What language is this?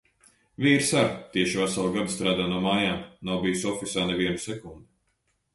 Latvian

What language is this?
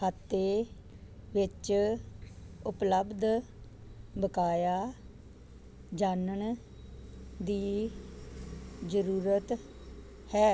Punjabi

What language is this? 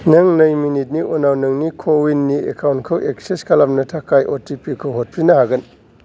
Bodo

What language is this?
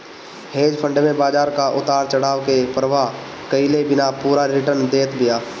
Bhojpuri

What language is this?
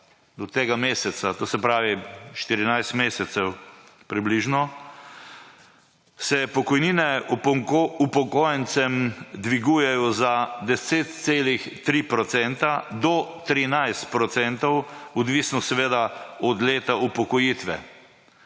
Slovenian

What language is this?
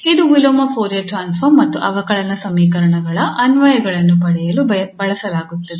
Kannada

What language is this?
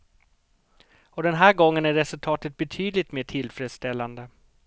Swedish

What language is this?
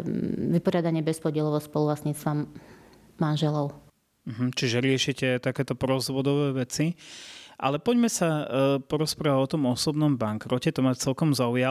Slovak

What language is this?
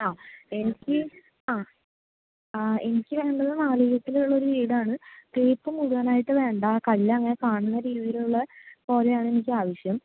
Malayalam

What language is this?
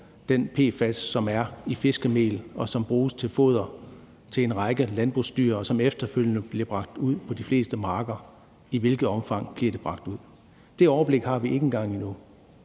Danish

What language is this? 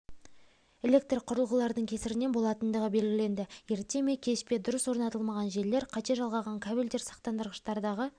Kazakh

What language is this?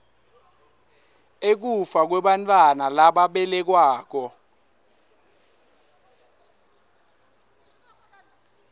Swati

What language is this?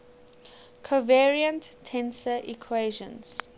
English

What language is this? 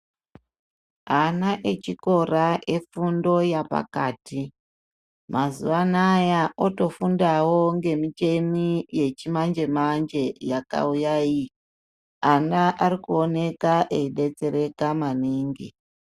Ndau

